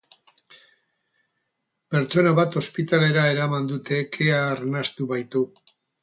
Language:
Basque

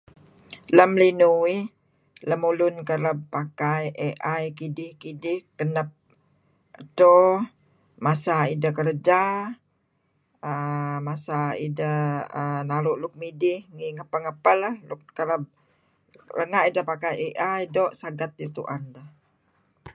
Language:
Kelabit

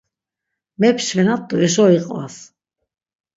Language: Laz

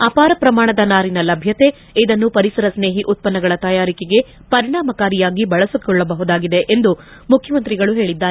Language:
Kannada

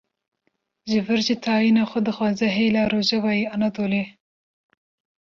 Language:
Kurdish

